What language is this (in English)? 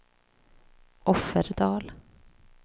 Swedish